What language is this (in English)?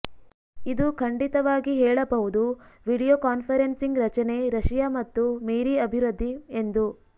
Kannada